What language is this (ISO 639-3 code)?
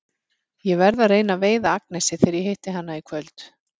isl